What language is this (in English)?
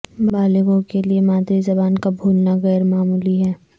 Urdu